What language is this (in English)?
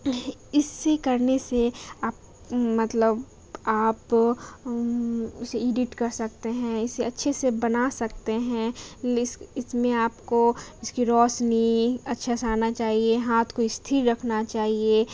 Urdu